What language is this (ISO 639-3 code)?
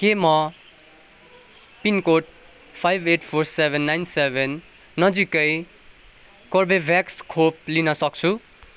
nep